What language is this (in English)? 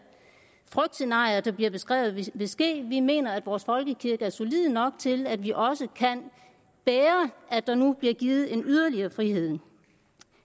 Danish